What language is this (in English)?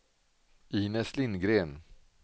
Swedish